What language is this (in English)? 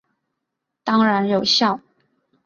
Chinese